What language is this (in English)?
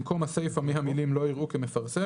Hebrew